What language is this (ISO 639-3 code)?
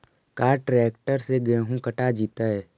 mag